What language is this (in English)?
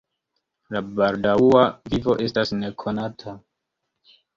Esperanto